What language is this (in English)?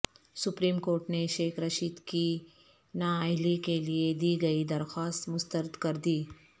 Urdu